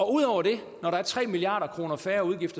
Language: Danish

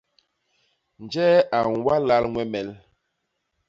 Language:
Basaa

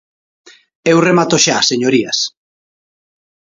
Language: Galician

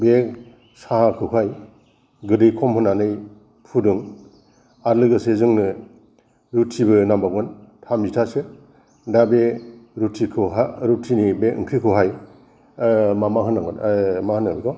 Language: Bodo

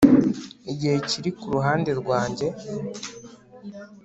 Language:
Kinyarwanda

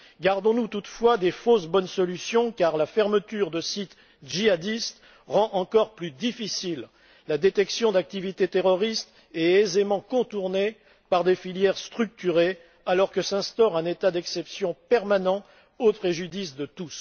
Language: French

